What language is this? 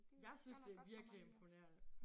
Danish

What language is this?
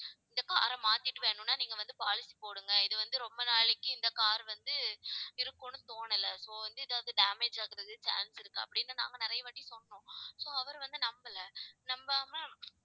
Tamil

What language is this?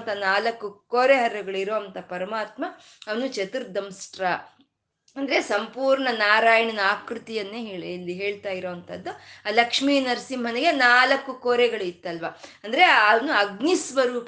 Kannada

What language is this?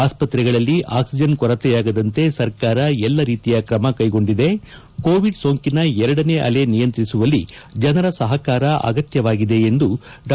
Kannada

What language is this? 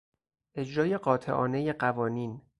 Persian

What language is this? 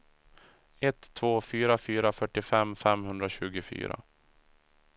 Swedish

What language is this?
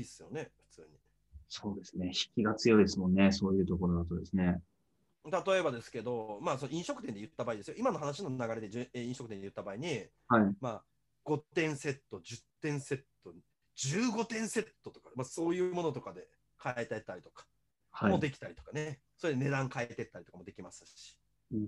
Japanese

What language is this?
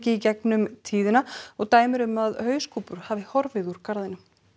Icelandic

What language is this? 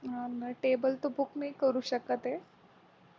Marathi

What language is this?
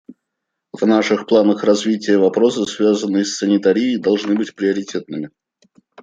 Russian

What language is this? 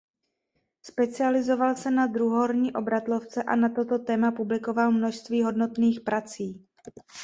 Czech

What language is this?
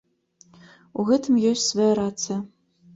Belarusian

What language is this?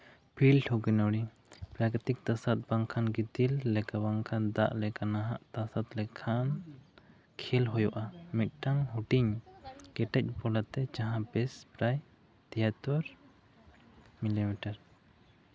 Santali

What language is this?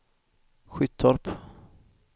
Swedish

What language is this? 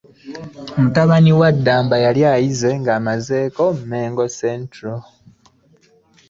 Ganda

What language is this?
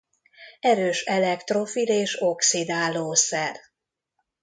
Hungarian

